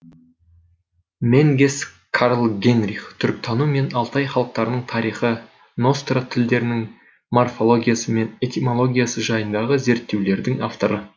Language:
Kazakh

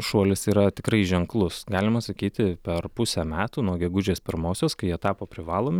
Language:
Lithuanian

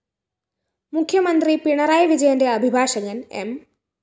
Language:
Malayalam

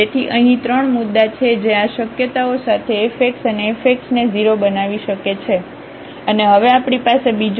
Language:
Gujarati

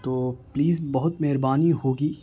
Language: Urdu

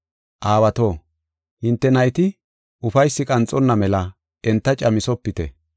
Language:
Gofa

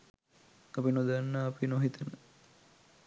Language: Sinhala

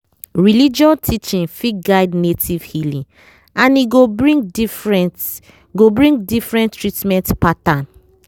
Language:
Nigerian Pidgin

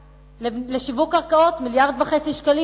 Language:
Hebrew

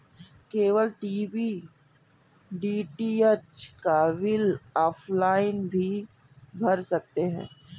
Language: Hindi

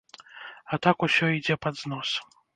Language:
Belarusian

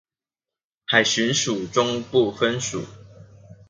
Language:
Chinese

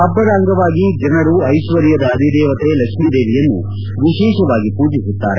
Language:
Kannada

